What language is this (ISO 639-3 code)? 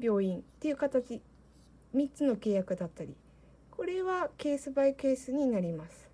jpn